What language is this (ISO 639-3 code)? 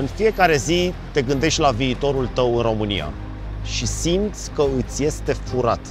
ron